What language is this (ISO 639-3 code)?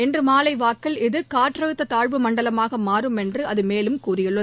tam